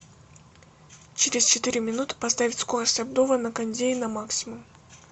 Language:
Russian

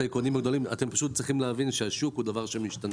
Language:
Hebrew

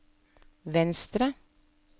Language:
Norwegian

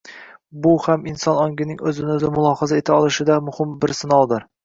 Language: Uzbek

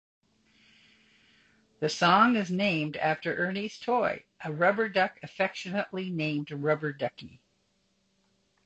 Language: English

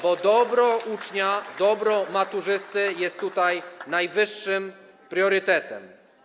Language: Polish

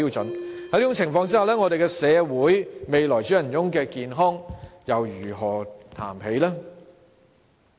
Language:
Cantonese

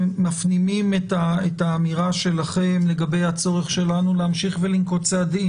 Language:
Hebrew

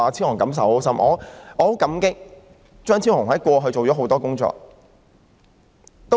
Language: Cantonese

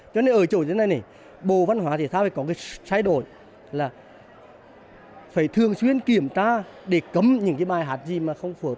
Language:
Vietnamese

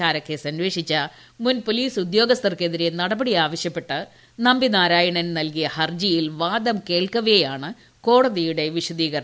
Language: Malayalam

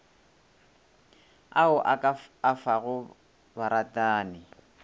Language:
Northern Sotho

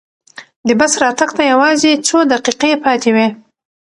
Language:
Pashto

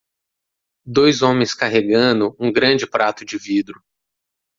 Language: Portuguese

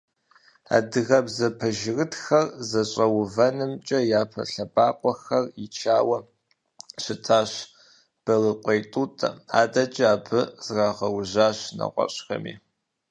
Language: Kabardian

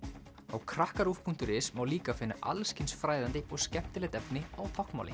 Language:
Icelandic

